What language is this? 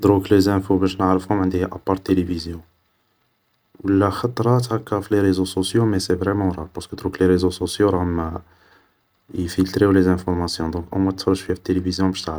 Algerian Arabic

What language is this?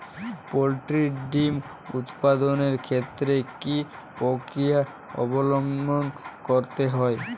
Bangla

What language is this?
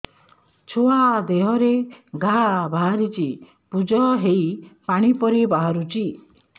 Odia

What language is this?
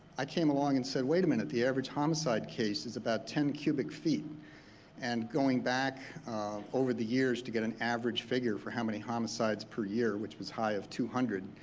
English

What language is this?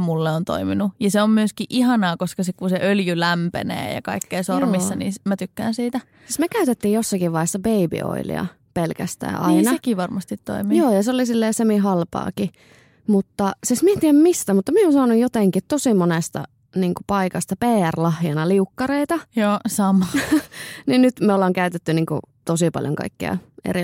Finnish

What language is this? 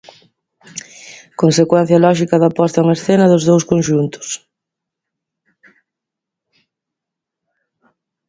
Galician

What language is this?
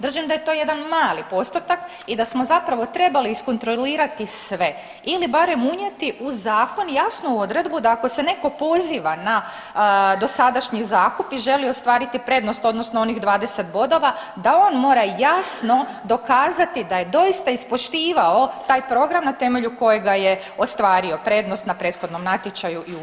Croatian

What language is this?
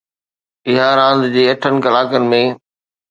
Sindhi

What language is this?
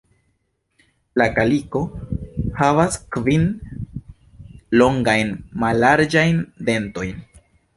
Esperanto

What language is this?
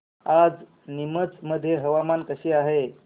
Marathi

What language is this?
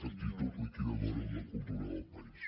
Catalan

